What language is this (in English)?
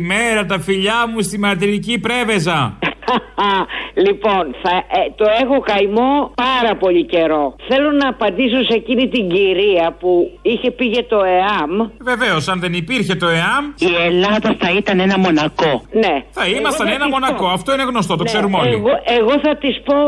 Greek